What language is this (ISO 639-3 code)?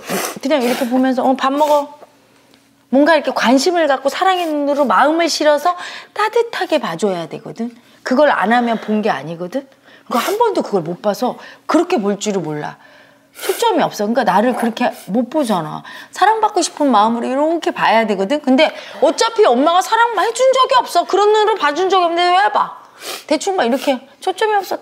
kor